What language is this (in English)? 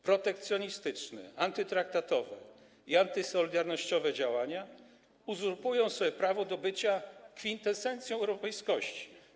Polish